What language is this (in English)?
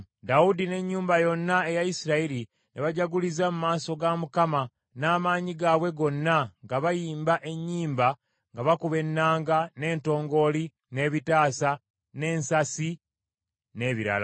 Ganda